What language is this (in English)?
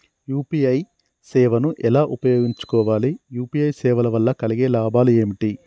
Telugu